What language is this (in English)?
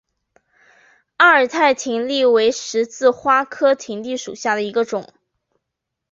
Chinese